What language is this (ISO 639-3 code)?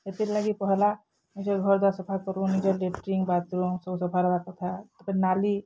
ori